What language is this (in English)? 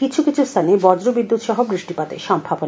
Bangla